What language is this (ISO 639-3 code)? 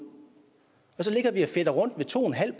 dan